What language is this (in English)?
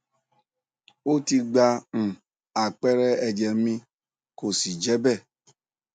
Yoruba